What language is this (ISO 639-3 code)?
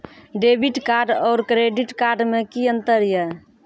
mai